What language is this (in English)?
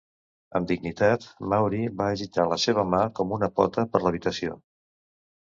Catalan